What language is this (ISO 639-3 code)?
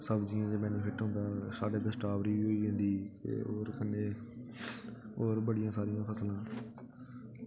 doi